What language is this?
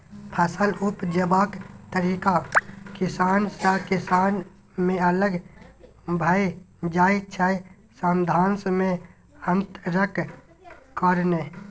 Maithili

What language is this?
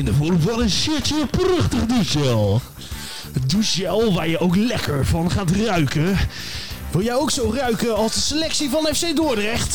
Dutch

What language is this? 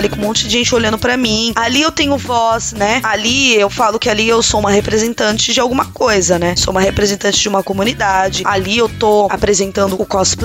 Portuguese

